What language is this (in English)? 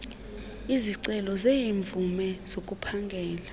Xhosa